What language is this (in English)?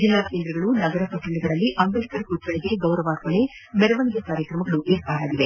Kannada